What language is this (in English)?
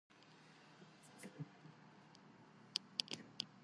Georgian